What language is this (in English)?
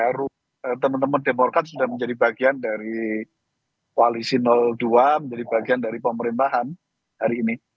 Indonesian